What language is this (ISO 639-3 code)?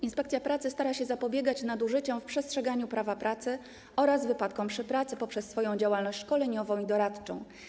pol